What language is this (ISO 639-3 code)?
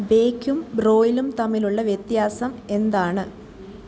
mal